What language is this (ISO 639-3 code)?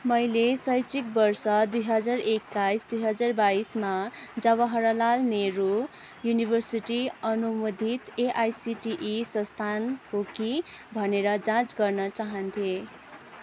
nep